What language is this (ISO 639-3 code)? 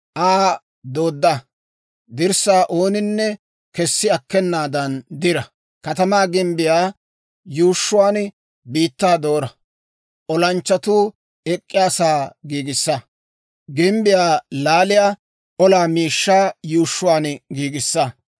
dwr